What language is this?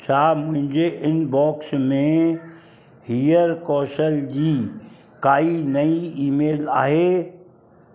Sindhi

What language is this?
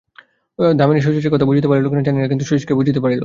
Bangla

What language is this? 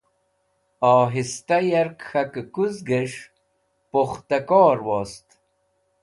Wakhi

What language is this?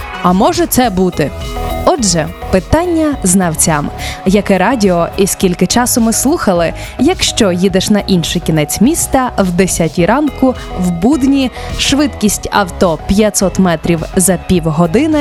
Ukrainian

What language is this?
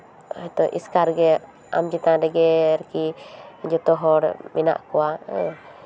Santali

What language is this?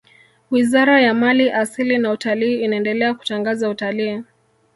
Swahili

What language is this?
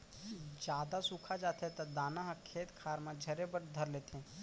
Chhattisgarhi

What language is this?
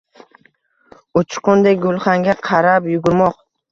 Uzbek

